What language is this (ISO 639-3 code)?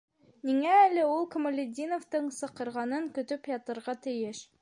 bak